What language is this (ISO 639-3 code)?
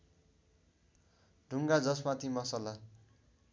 nep